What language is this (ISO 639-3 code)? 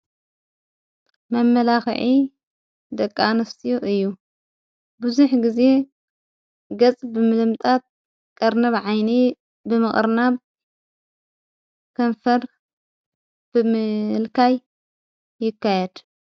tir